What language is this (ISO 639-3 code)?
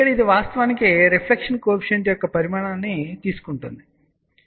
tel